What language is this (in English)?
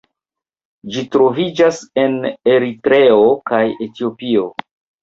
Esperanto